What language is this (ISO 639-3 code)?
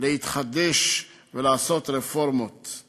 heb